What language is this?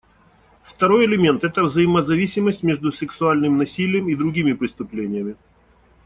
Russian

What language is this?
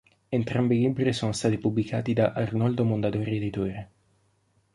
Italian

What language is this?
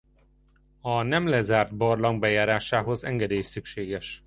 Hungarian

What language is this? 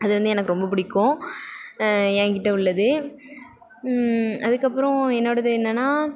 Tamil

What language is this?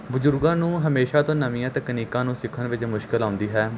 Punjabi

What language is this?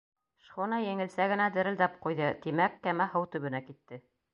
Bashkir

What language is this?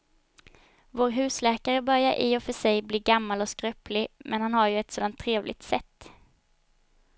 Swedish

